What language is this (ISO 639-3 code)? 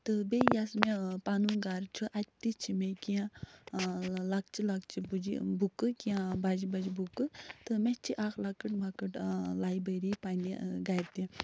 kas